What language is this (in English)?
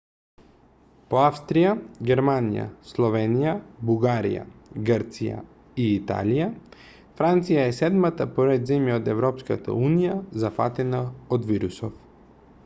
Macedonian